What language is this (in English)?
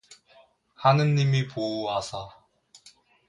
Korean